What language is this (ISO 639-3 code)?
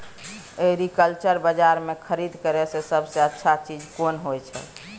mai